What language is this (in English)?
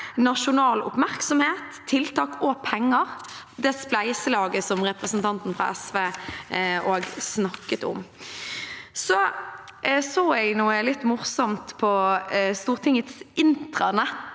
Norwegian